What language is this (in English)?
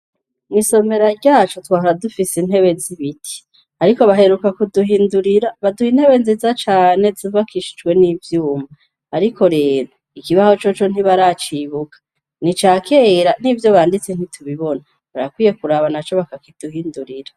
Rundi